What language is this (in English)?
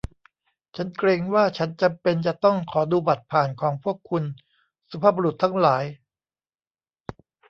Thai